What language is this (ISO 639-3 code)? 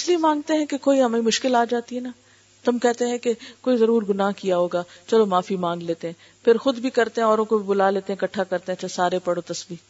urd